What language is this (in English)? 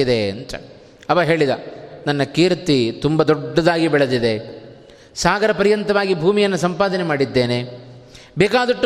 Kannada